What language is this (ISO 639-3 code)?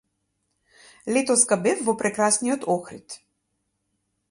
mkd